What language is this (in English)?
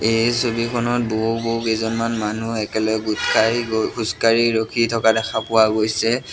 Assamese